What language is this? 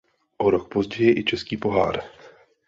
Czech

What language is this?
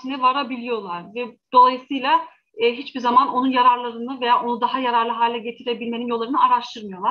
Turkish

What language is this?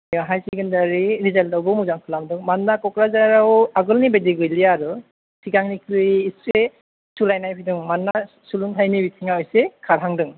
Bodo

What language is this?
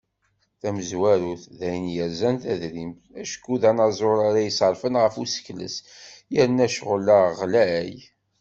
Kabyle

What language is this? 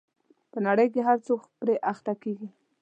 Pashto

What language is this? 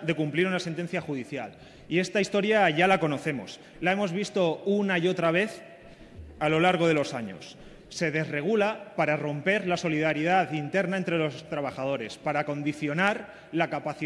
Spanish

